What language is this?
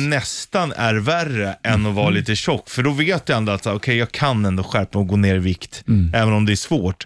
Swedish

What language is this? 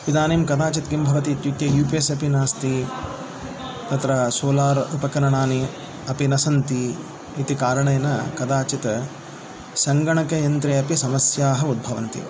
Sanskrit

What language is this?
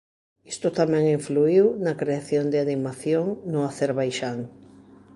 Galician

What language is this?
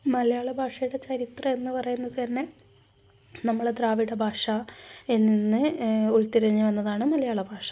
Malayalam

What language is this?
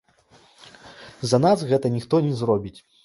Belarusian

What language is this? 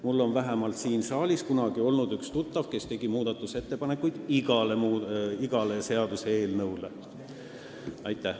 Estonian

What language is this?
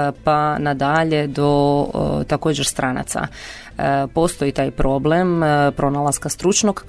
Croatian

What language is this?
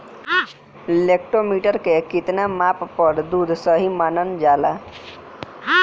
Bhojpuri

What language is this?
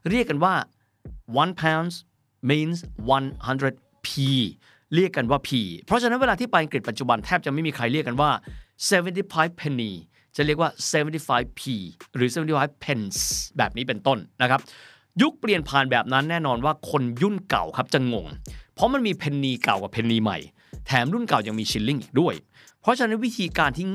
Thai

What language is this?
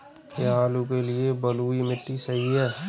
Hindi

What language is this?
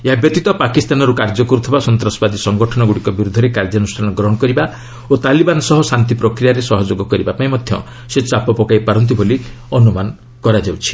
Odia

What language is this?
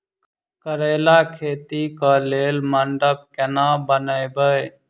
Maithili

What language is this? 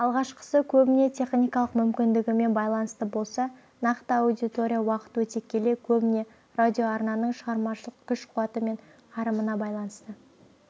Kazakh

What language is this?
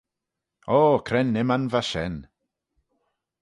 Manx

